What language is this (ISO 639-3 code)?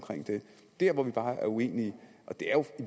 dan